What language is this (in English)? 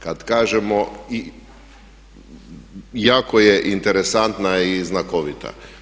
Croatian